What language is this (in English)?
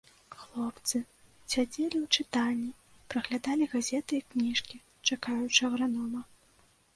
Belarusian